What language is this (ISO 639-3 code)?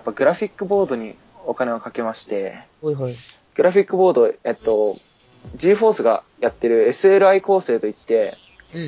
jpn